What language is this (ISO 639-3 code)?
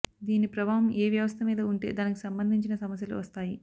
tel